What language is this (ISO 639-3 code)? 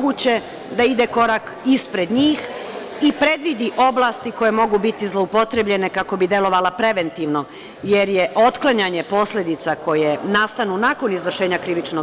srp